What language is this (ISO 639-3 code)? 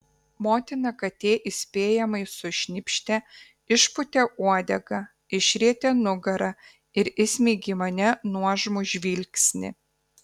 lit